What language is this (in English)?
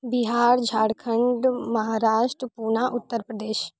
Maithili